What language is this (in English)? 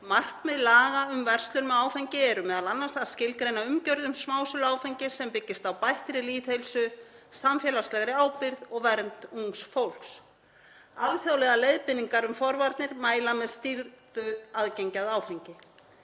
Icelandic